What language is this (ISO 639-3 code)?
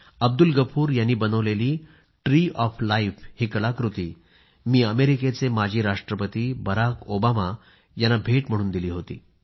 mar